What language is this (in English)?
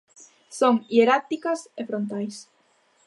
Galician